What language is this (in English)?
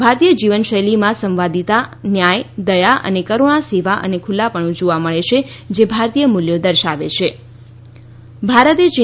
Gujarati